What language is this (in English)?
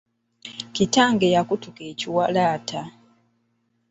Ganda